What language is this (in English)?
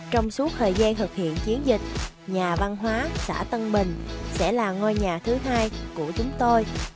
Vietnamese